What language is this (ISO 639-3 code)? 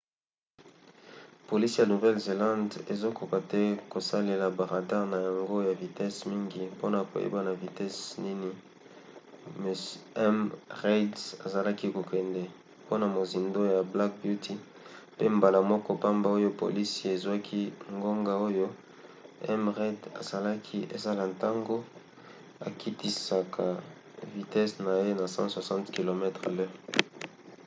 lin